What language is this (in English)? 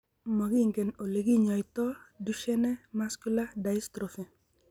Kalenjin